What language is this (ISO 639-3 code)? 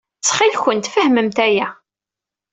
kab